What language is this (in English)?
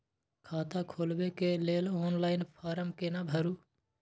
Maithili